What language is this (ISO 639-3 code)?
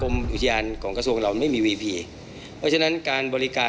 tha